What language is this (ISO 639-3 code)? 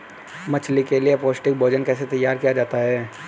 hin